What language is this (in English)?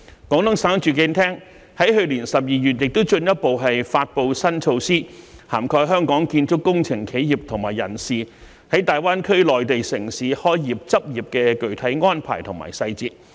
Cantonese